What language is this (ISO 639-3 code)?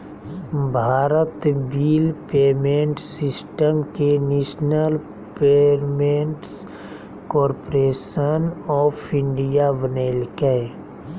mag